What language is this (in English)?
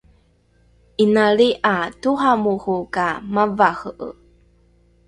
Rukai